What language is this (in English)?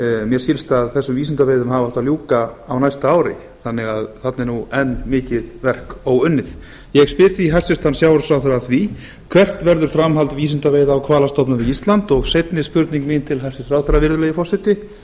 Icelandic